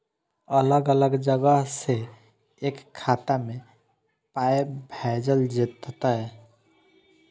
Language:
Maithili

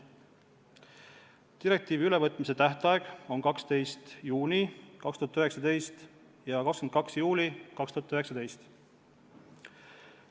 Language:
Estonian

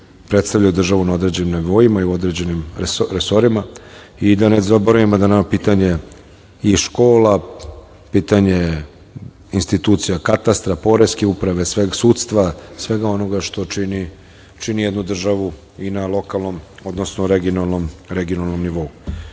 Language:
Serbian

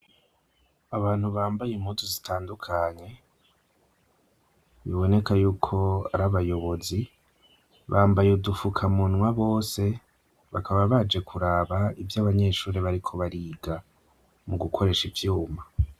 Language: Rundi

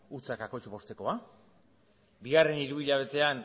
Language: Basque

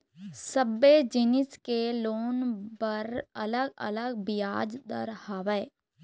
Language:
Chhattisgarhi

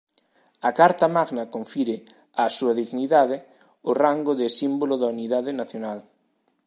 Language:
Galician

